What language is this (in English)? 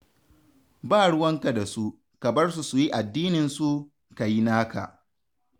Hausa